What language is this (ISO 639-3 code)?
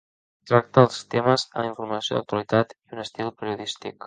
cat